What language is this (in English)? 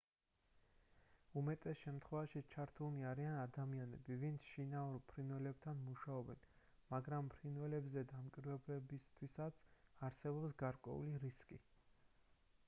Georgian